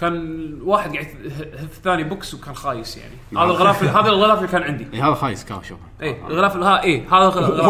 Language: Arabic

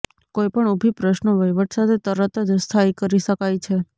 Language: Gujarati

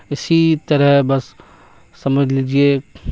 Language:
Urdu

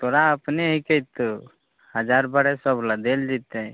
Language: Maithili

